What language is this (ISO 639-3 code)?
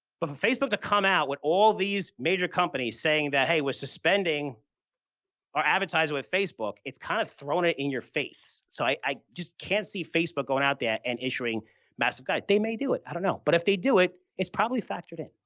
eng